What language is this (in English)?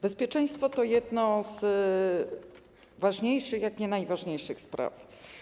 Polish